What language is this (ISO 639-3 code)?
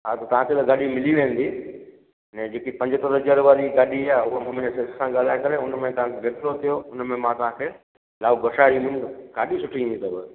snd